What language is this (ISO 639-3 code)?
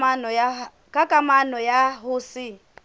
sot